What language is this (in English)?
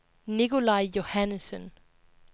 Danish